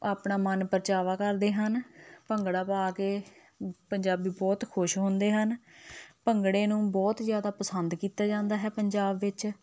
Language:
Punjabi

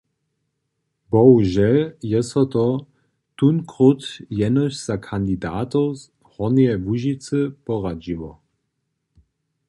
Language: Upper Sorbian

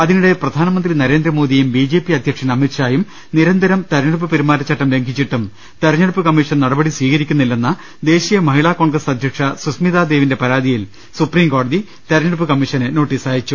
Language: Malayalam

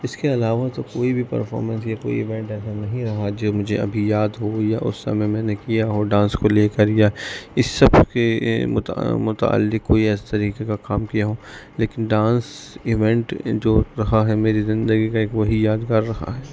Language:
Urdu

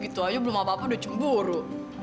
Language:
Indonesian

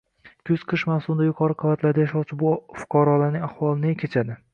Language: Uzbek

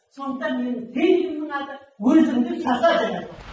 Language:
Kazakh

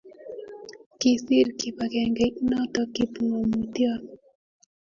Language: Kalenjin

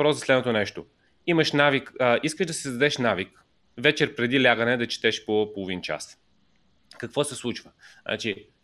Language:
Bulgarian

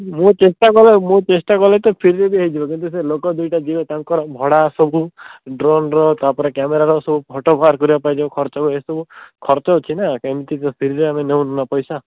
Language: Odia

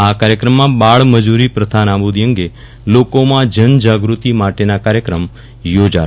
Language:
Gujarati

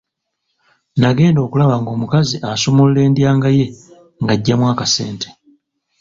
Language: Ganda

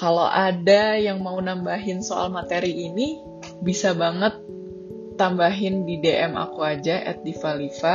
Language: Indonesian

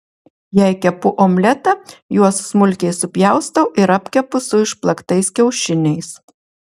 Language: Lithuanian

